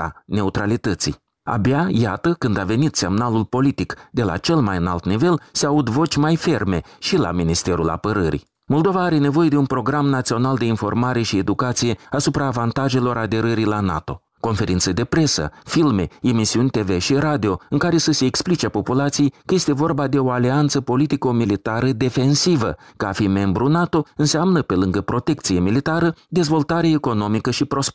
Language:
Romanian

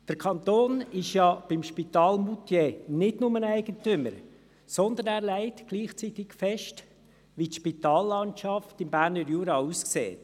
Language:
Swiss German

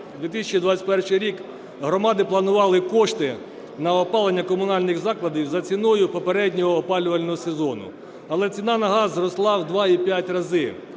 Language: Ukrainian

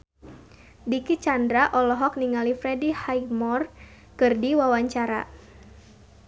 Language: Sundanese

